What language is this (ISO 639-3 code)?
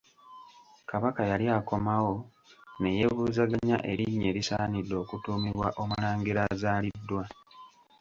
lug